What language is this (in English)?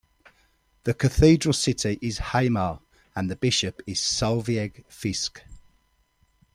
English